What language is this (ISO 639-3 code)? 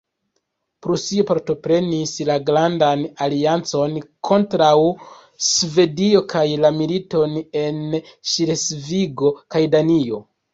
epo